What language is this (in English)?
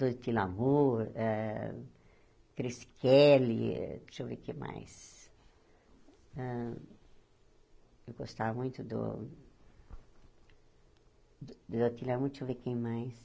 Portuguese